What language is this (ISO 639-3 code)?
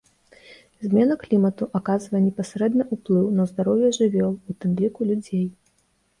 bel